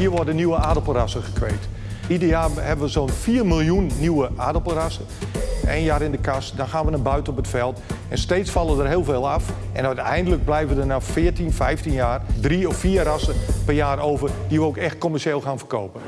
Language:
Dutch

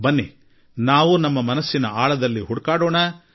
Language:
Kannada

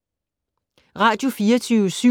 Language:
Danish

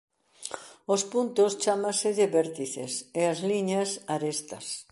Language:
Galician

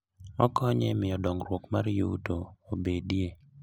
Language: Luo (Kenya and Tanzania)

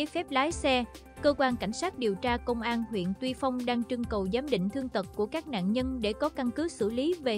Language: Vietnamese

